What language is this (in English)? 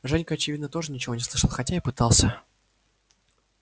Russian